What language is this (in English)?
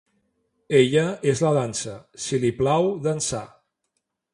Catalan